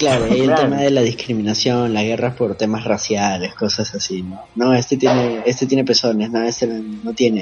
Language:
Spanish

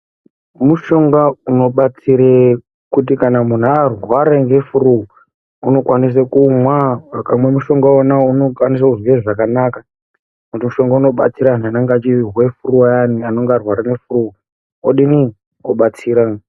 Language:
Ndau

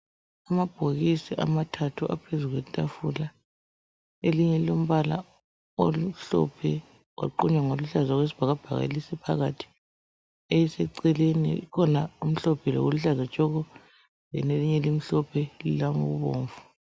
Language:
North Ndebele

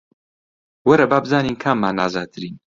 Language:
Central Kurdish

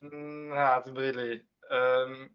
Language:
Welsh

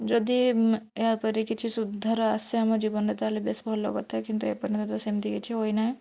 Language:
Odia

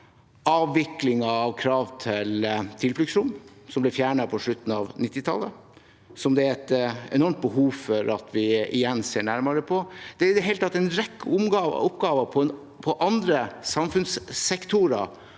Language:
Norwegian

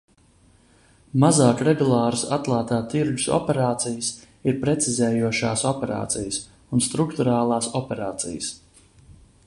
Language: Latvian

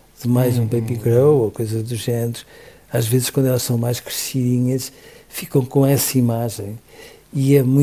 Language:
Portuguese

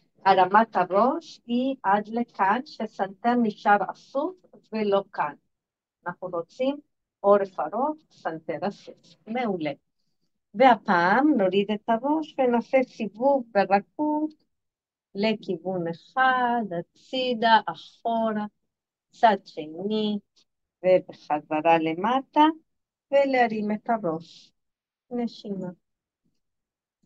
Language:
Hebrew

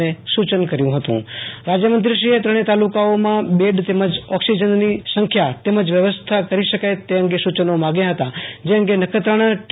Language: Gujarati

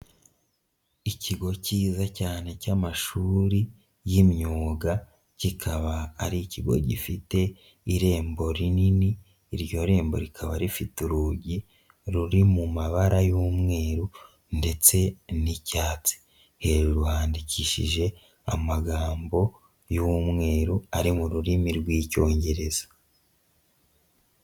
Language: Kinyarwanda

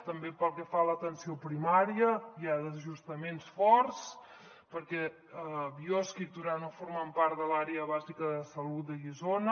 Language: Catalan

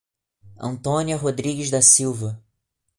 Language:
Portuguese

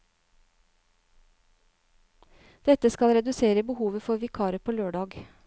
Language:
Norwegian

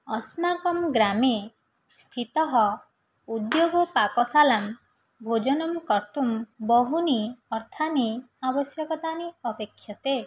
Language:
Sanskrit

